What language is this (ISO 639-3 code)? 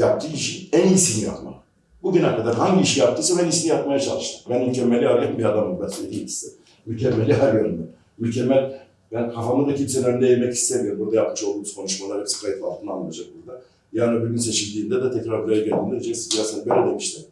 tur